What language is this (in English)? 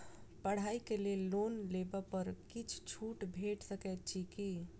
Maithili